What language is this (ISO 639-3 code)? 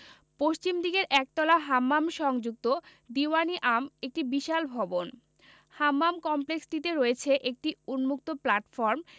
ben